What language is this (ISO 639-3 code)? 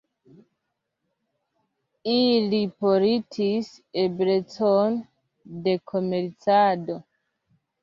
epo